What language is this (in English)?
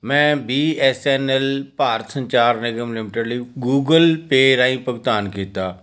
Punjabi